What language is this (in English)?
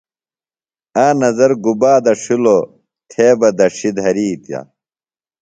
Phalura